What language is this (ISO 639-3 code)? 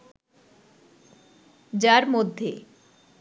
ben